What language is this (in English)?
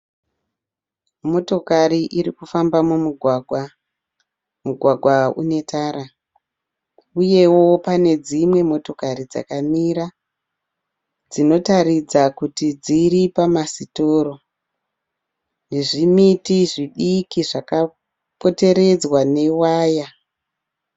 Shona